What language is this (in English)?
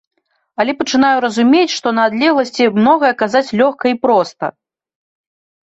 Belarusian